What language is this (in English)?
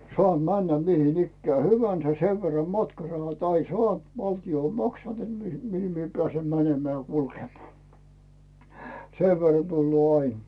Finnish